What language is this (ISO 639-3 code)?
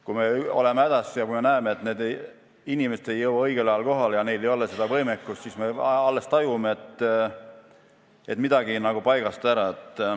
est